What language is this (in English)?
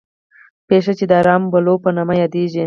Pashto